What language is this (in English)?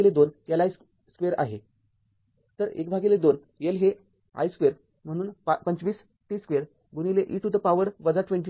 Marathi